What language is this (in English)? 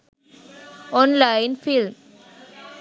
Sinhala